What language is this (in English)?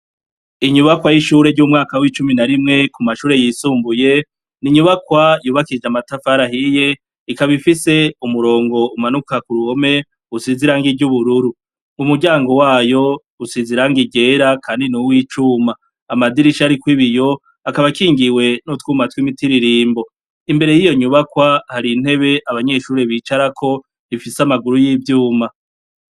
Rundi